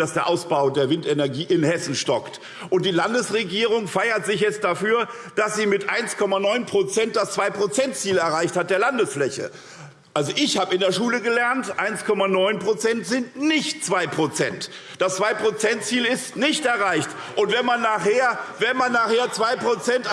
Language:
German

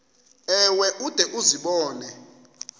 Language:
Xhosa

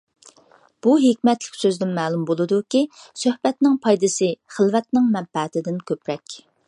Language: Uyghur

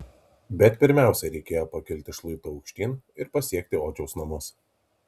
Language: Lithuanian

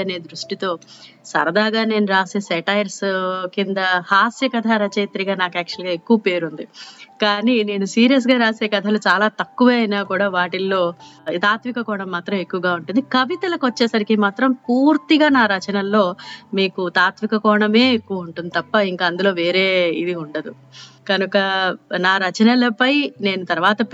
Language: Telugu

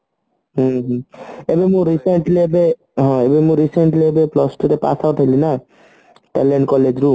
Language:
Odia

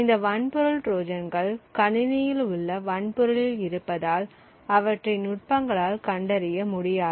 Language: Tamil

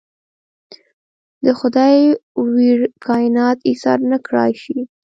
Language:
Pashto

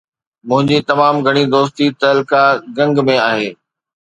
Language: Sindhi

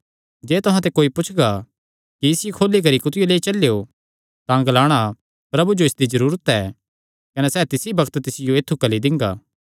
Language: Kangri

